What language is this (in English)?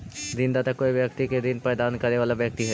Magahi